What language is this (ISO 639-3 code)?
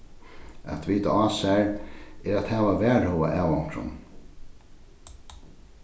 fao